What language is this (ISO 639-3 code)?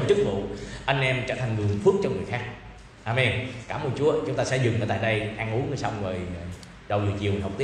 vie